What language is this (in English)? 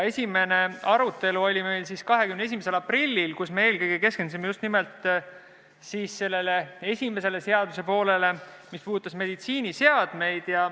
Estonian